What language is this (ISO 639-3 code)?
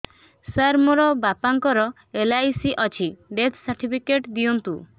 ori